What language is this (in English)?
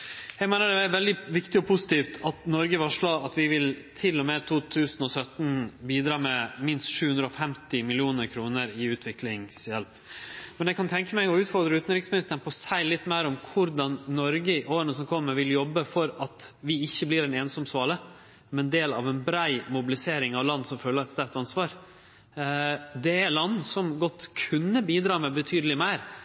Norwegian Nynorsk